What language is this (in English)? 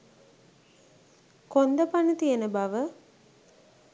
Sinhala